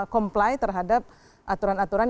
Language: Indonesian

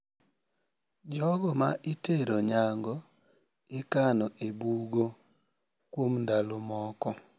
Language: Luo (Kenya and Tanzania)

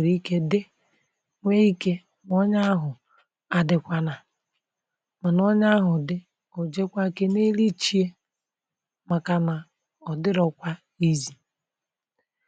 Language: Igbo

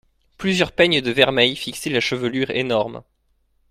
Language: French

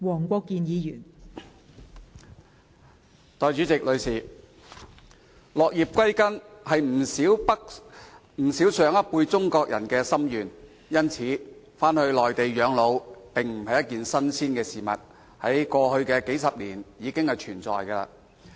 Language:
Cantonese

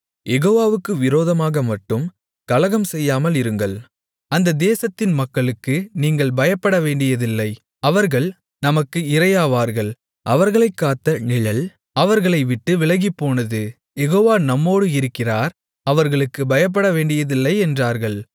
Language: Tamil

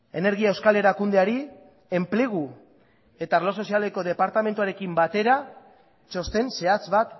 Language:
Basque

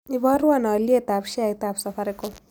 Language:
Kalenjin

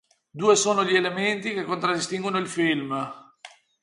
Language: Italian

